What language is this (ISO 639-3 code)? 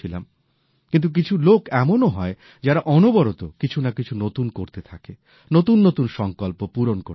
ben